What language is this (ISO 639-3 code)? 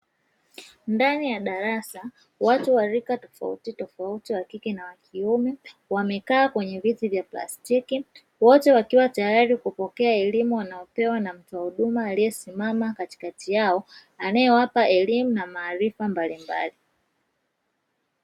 swa